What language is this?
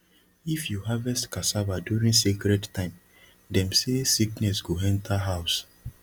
Nigerian Pidgin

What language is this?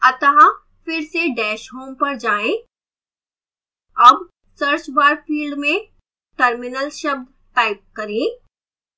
Hindi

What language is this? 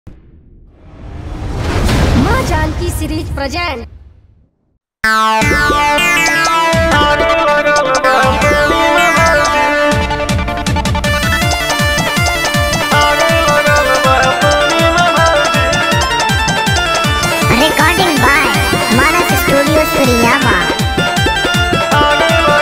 Romanian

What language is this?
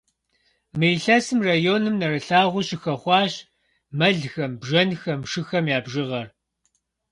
Kabardian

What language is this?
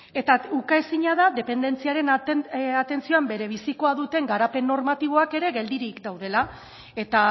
Basque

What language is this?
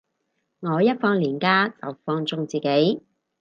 Cantonese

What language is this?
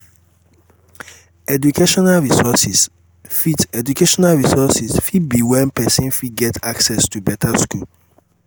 Nigerian Pidgin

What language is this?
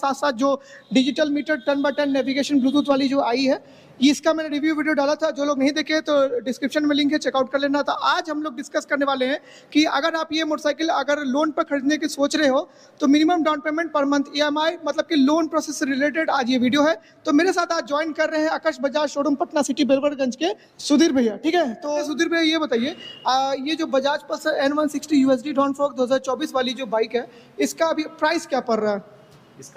Hindi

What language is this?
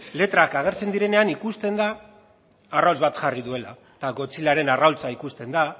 Basque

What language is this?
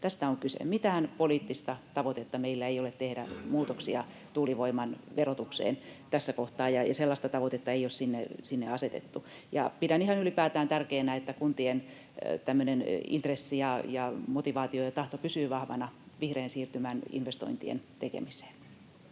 Finnish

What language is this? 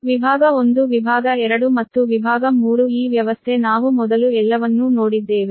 Kannada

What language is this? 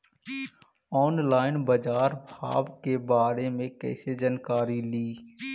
Magahi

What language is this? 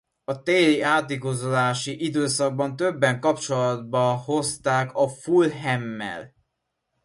Hungarian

